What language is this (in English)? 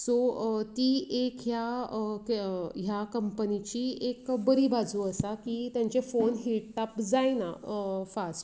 Konkani